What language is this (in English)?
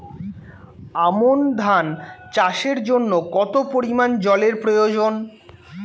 Bangla